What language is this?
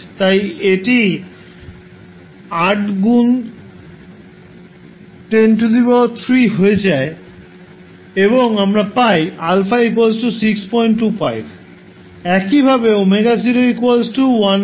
Bangla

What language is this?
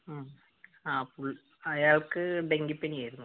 Malayalam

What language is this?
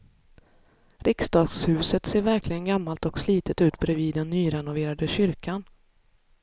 Swedish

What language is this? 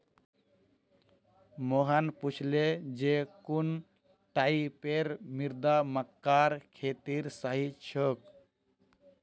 Magahi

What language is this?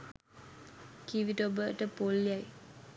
Sinhala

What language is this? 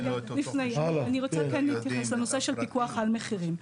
Hebrew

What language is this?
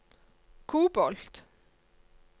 Norwegian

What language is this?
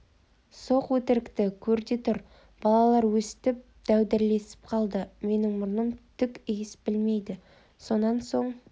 Kazakh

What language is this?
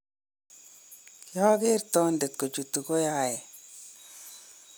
Kalenjin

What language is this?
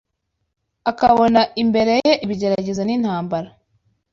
Kinyarwanda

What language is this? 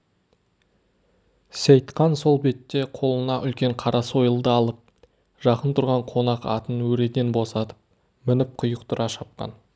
Kazakh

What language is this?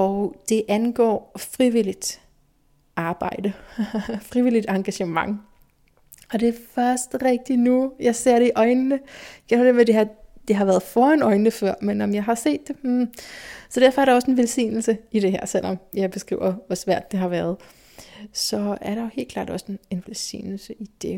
Danish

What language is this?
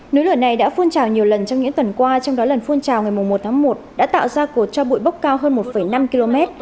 Vietnamese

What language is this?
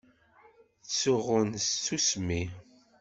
Kabyle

